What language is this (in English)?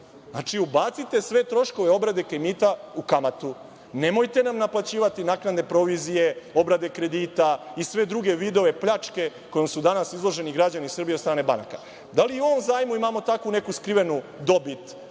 Serbian